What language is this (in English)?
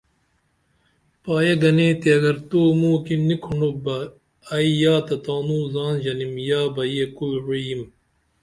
Dameli